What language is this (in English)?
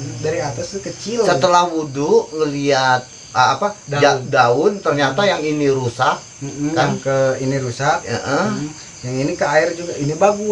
Indonesian